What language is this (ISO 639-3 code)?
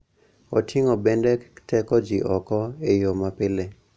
luo